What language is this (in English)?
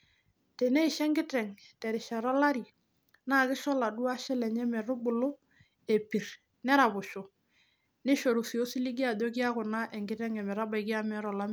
Masai